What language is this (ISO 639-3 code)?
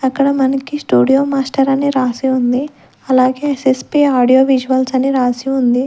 tel